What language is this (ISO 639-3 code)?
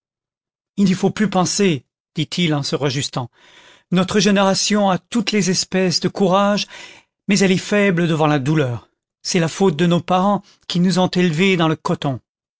fra